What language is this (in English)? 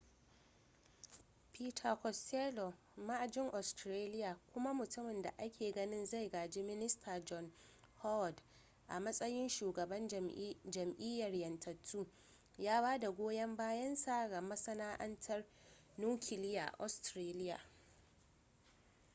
Hausa